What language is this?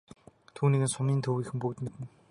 Mongolian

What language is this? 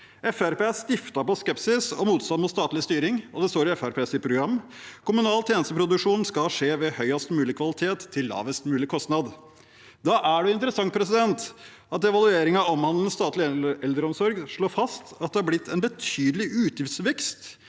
Norwegian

